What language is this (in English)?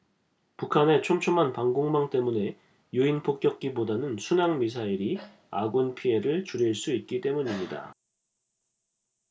Korean